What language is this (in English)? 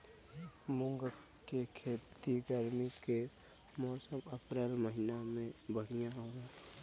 Bhojpuri